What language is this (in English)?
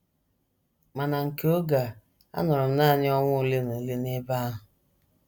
Igbo